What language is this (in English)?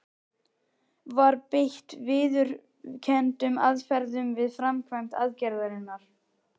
Icelandic